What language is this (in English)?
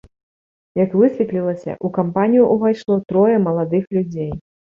Belarusian